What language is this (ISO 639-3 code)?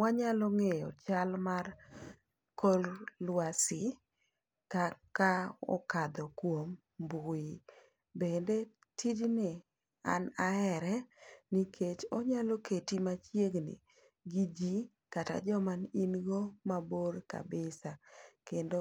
luo